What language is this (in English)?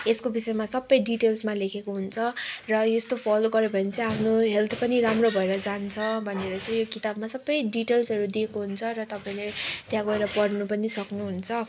Nepali